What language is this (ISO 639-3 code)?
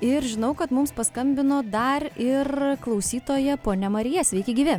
lit